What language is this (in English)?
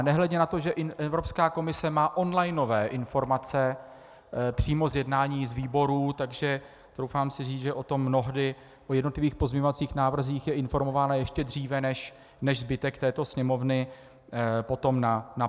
Czech